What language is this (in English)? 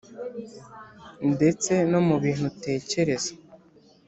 Kinyarwanda